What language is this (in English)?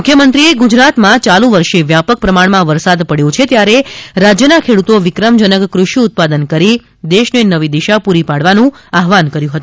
Gujarati